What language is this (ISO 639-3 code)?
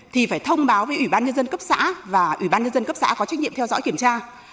vie